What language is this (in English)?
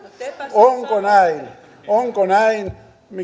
Finnish